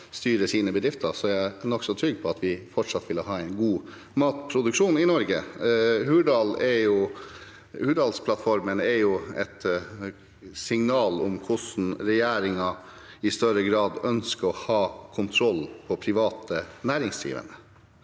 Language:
Norwegian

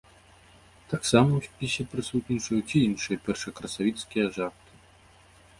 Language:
Belarusian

